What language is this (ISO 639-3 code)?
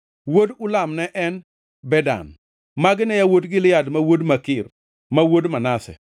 luo